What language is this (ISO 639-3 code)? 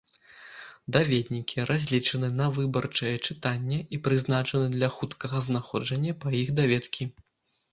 bel